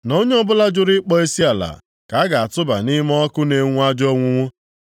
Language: Igbo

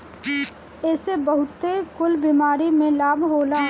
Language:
Bhojpuri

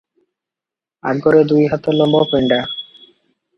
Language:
Odia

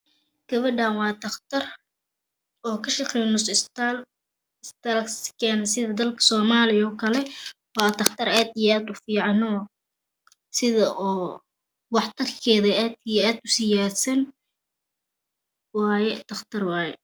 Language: Somali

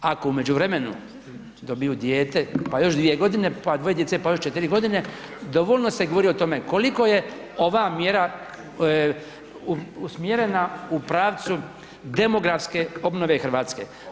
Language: Croatian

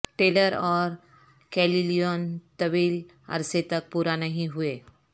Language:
Urdu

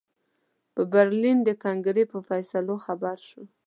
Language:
Pashto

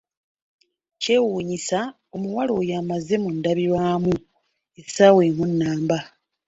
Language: Ganda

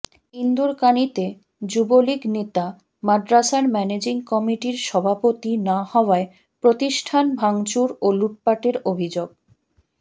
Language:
Bangla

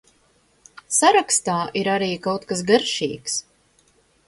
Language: Latvian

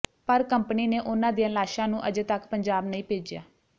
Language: Punjabi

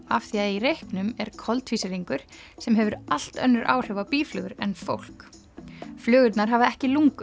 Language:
Icelandic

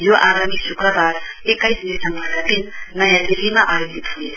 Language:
Nepali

